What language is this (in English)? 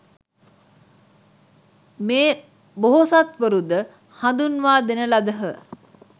Sinhala